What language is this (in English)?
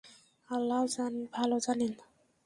Bangla